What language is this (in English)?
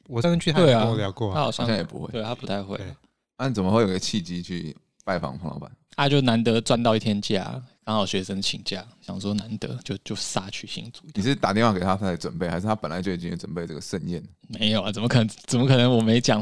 Chinese